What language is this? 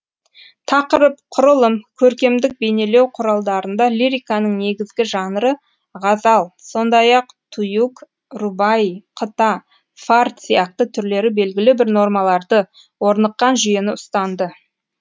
Kazakh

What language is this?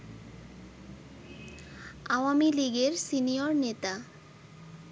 Bangla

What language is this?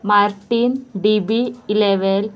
Konkani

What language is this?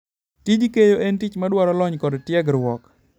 Luo (Kenya and Tanzania)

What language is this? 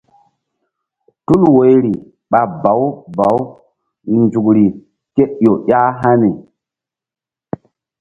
Mbum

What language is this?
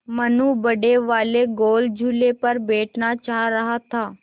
Hindi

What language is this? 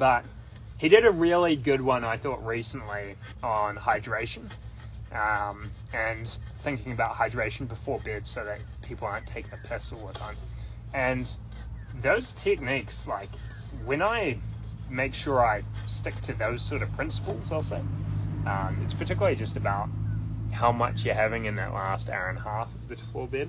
English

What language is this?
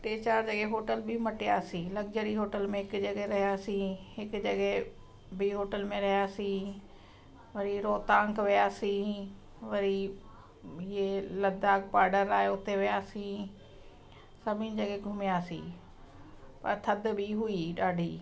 Sindhi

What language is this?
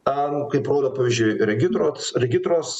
Lithuanian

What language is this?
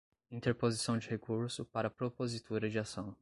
Portuguese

